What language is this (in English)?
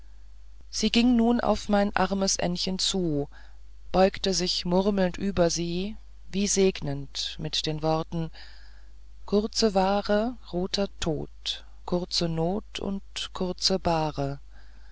German